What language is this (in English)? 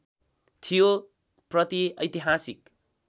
Nepali